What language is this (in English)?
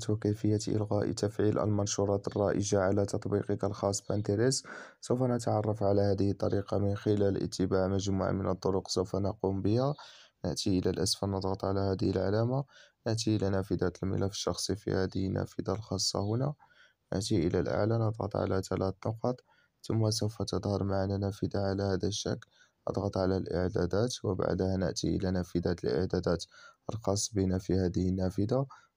Arabic